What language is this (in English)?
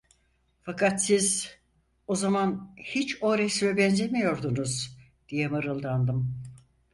Turkish